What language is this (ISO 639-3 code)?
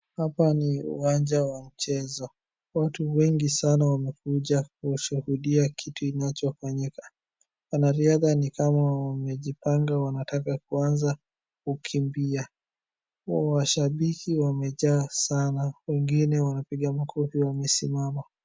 swa